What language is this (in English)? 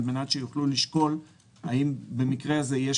Hebrew